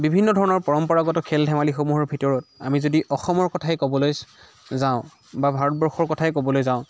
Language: Assamese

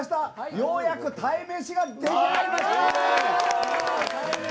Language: Japanese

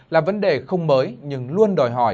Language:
Vietnamese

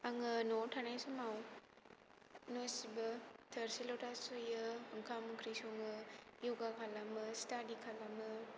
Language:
Bodo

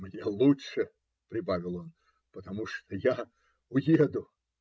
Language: Russian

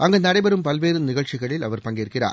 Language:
Tamil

